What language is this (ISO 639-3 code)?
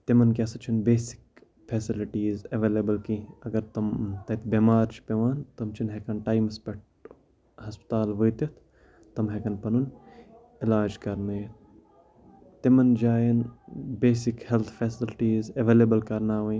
kas